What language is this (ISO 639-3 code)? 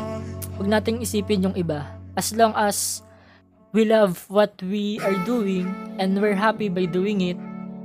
fil